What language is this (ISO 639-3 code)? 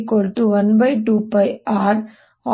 kan